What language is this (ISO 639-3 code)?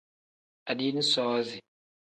kdh